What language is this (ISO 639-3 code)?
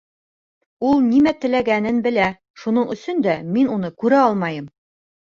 bak